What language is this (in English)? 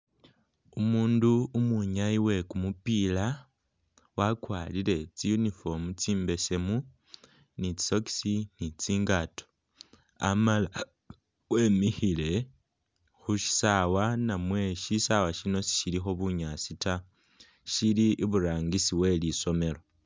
Masaaba